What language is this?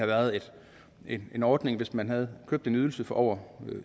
Danish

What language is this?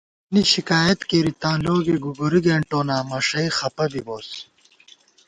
Gawar-Bati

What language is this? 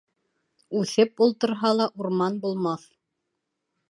Bashkir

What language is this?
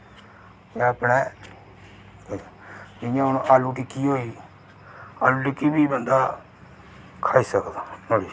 Dogri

